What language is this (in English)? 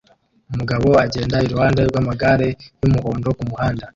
Kinyarwanda